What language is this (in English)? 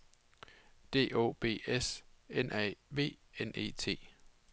Danish